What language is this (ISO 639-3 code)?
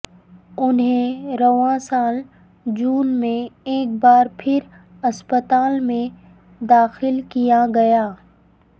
urd